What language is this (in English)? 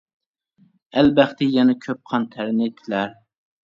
Uyghur